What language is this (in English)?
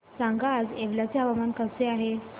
Marathi